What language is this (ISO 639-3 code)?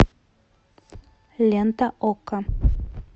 rus